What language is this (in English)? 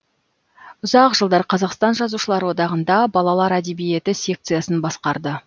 Kazakh